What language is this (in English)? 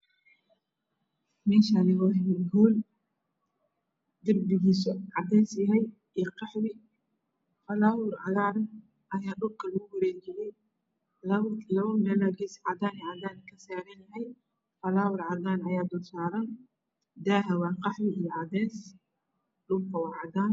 Somali